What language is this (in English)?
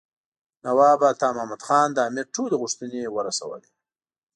Pashto